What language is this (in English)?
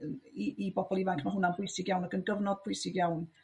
Welsh